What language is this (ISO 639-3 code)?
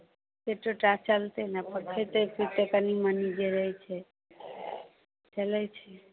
mai